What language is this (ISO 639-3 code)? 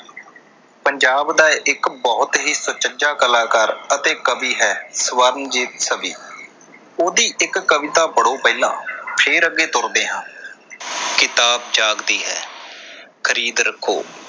pan